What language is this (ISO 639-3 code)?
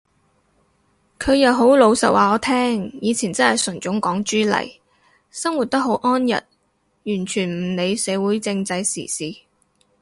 yue